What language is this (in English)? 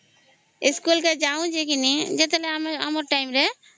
Odia